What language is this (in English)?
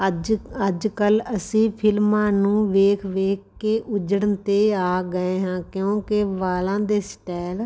Punjabi